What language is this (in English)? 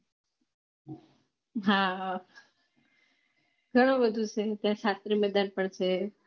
Gujarati